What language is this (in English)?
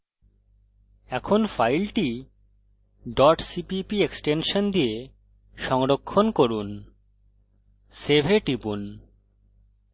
Bangla